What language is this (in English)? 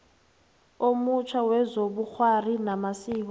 South Ndebele